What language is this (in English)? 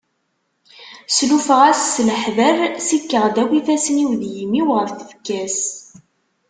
Kabyle